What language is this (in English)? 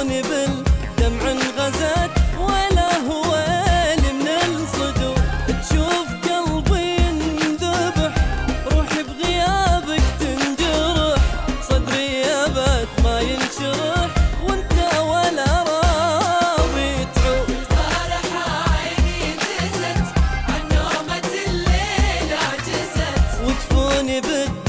Arabic